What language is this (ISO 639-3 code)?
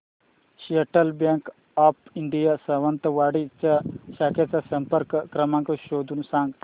mar